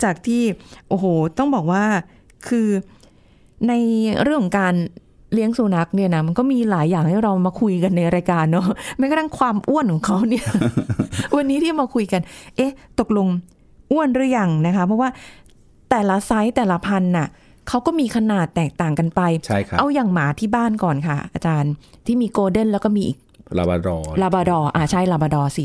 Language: Thai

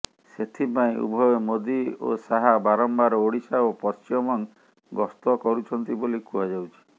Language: Odia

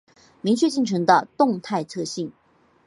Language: Chinese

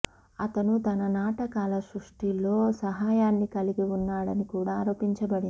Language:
Telugu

